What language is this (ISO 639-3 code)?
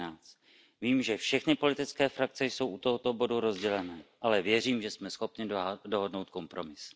ces